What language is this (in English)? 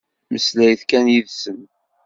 Kabyle